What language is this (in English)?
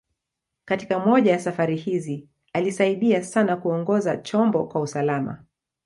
Swahili